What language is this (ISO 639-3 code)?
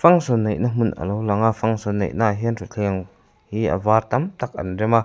lus